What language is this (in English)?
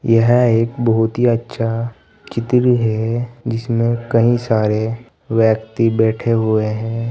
Hindi